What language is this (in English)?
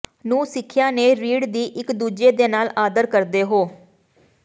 Punjabi